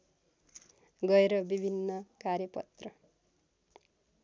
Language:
Nepali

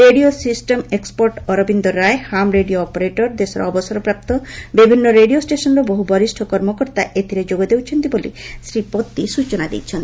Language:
Odia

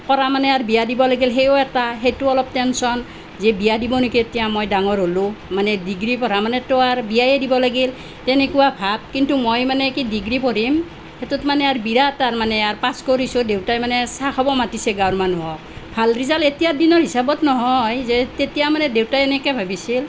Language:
Assamese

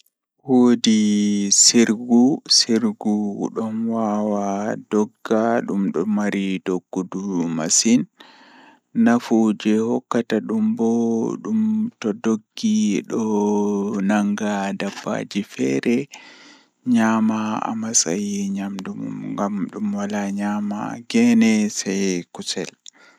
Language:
Fula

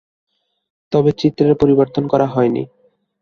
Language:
Bangla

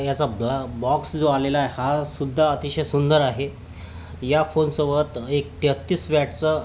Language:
Marathi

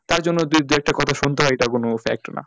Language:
Bangla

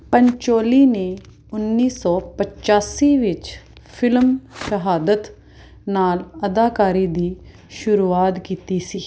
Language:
Punjabi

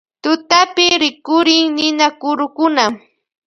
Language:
Loja Highland Quichua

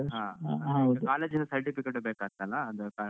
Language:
Kannada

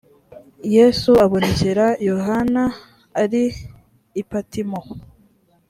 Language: Kinyarwanda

